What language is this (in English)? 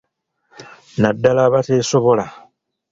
Ganda